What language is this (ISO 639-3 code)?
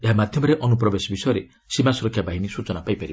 ori